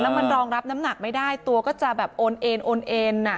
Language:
Thai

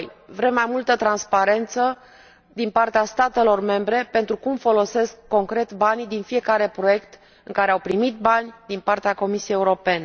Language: Romanian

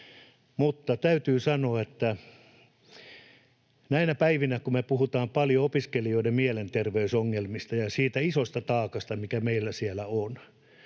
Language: Finnish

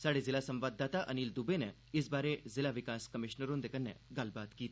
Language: Dogri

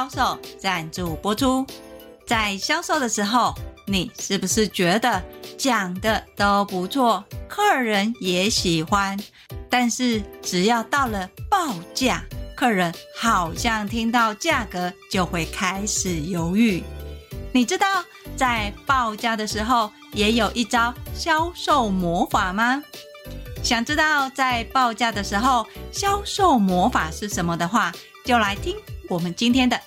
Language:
Chinese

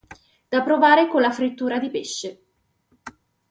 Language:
Italian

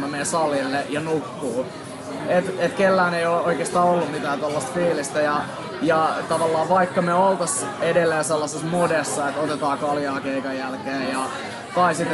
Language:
Finnish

